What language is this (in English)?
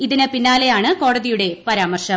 Malayalam